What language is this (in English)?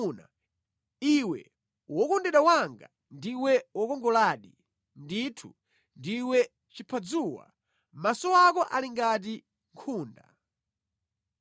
Nyanja